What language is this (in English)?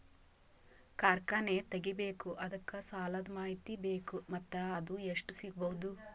Kannada